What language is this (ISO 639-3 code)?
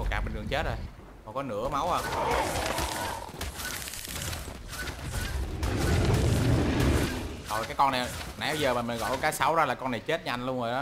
vie